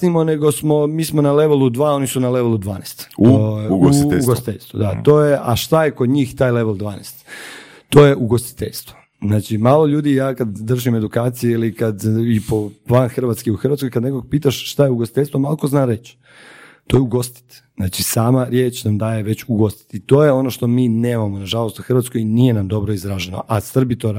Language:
Croatian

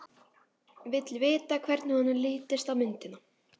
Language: Icelandic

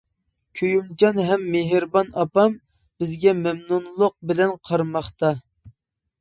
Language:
Uyghur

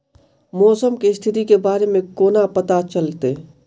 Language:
Maithili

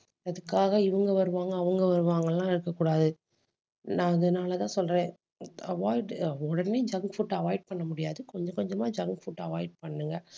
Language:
Tamil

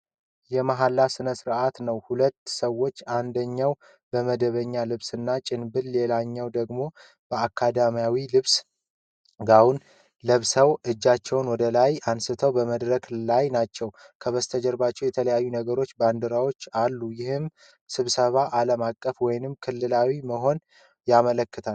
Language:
Amharic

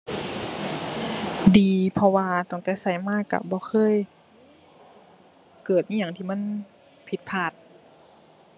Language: Thai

